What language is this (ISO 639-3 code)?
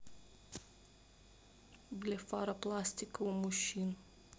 rus